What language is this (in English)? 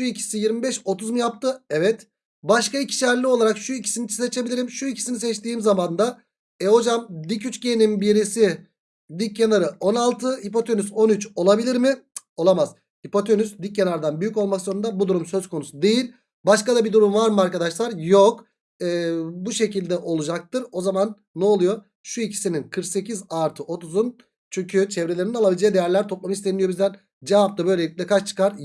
Turkish